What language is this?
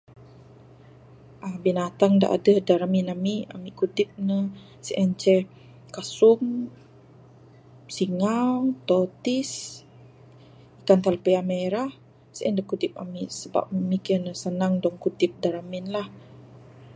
Bukar-Sadung Bidayuh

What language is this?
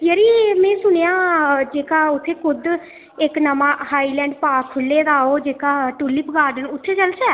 Dogri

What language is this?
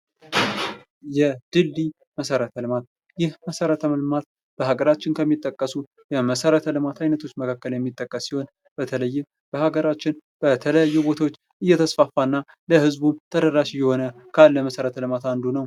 Amharic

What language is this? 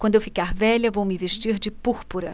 Portuguese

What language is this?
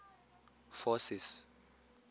Tswana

